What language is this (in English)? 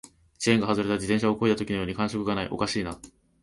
Japanese